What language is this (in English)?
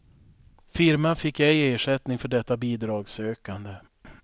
Swedish